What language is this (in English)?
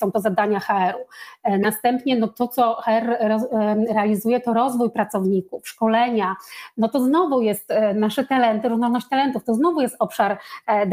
Polish